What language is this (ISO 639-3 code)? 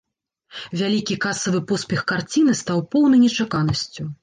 bel